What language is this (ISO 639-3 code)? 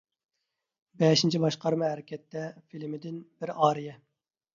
uig